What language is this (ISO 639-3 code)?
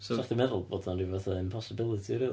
cym